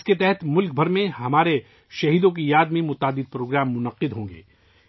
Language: Urdu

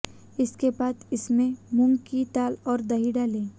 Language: Hindi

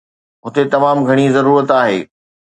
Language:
Sindhi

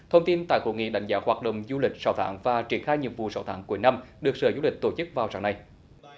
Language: Vietnamese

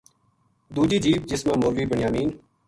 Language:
Gujari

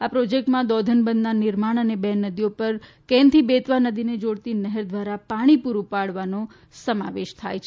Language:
Gujarati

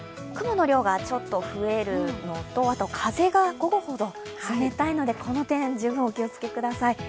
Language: Japanese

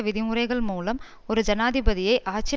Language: Tamil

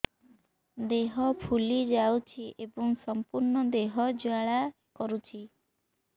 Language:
Odia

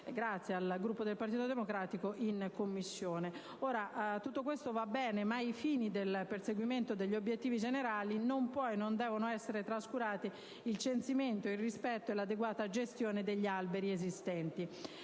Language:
Italian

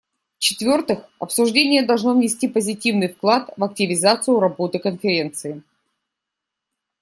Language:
Russian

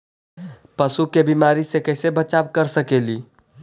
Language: Magahi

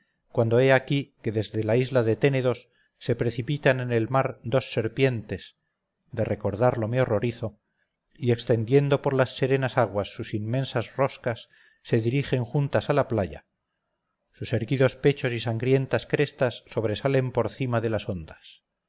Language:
Spanish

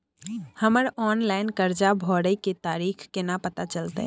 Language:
Maithili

